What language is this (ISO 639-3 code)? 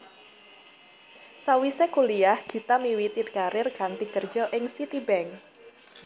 jav